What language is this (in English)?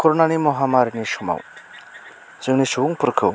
Bodo